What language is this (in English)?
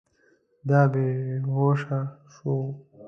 Pashto